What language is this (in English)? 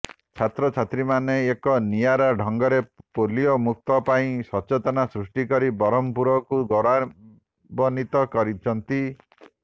Odia